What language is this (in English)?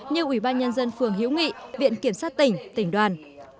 Vietnamese